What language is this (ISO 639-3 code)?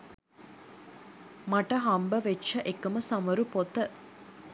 sin